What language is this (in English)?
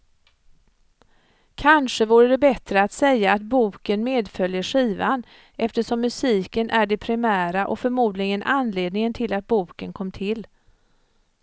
Swedish